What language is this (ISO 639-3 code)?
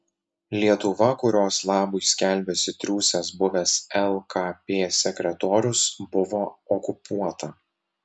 lit